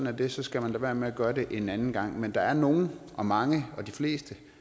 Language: Danish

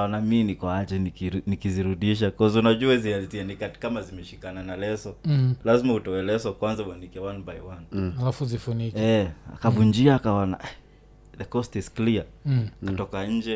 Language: Swahili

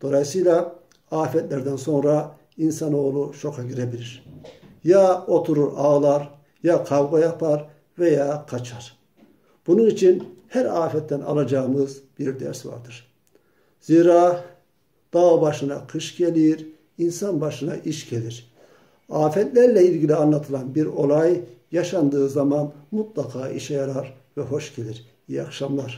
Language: Turkish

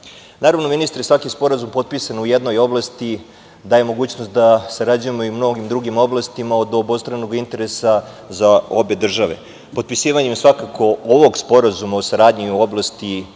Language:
Serbian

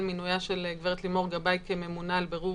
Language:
Hebrew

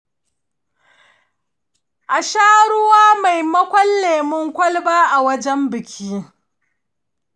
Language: Hausa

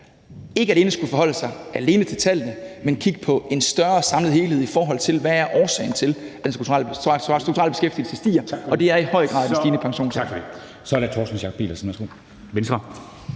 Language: Danish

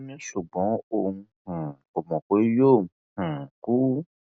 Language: Yoruba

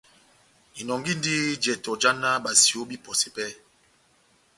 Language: Batanga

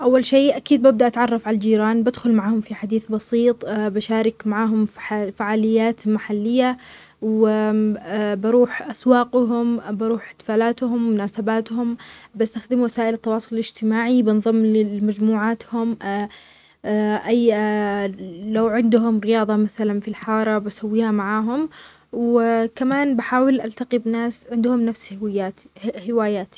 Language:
Omani Arabic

